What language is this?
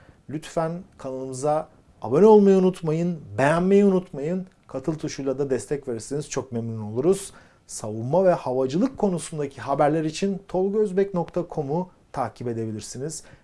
Turkish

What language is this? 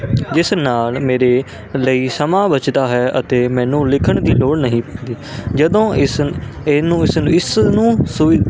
Punjabi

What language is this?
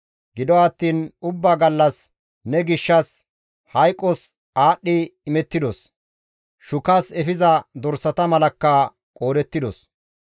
Gamo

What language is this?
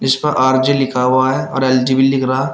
Hindi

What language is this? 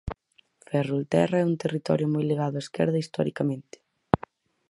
Galician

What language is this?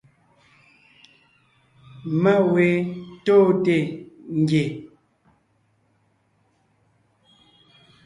Ngiemboon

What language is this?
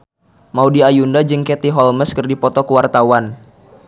Sundanese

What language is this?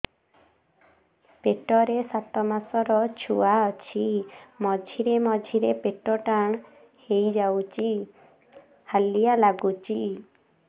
Odia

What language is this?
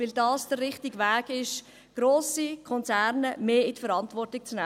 Swiss German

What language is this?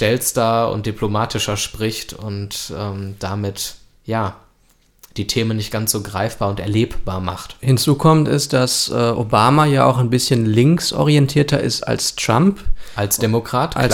German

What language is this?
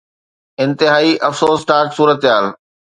Sindhi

